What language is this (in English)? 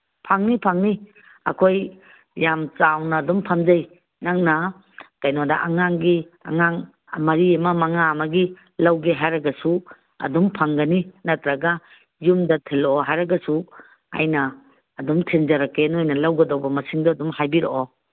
Manipuri